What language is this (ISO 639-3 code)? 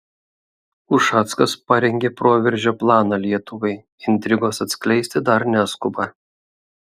lit